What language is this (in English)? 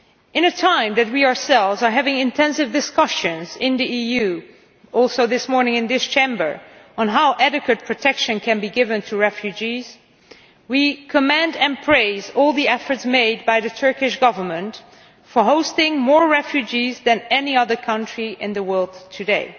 English